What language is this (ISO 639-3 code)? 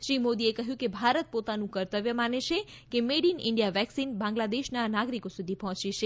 guj